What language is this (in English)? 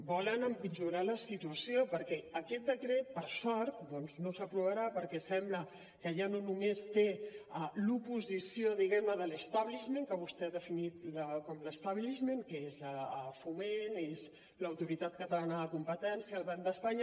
Catalan